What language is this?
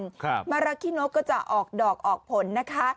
Thai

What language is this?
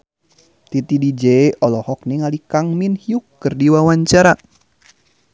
Sundanese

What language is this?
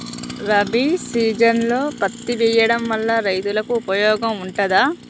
Telugu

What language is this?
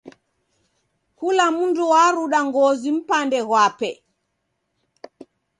Taita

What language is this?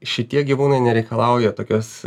Lithuanian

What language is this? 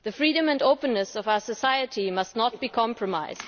English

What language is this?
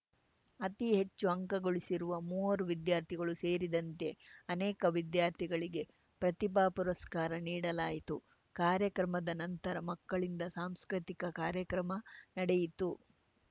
Kannada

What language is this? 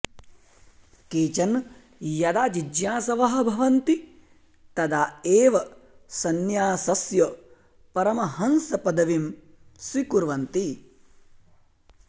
Sanskrit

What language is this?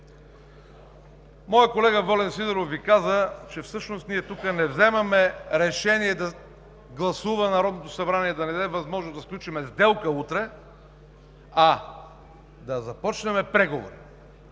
Bulgarian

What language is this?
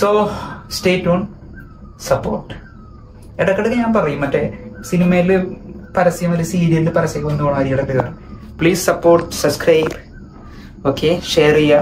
Malayalam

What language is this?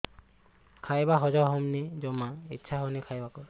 Odia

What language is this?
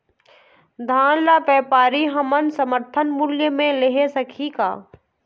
Chhattisgarhi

